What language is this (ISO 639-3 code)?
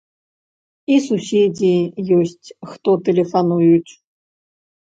bel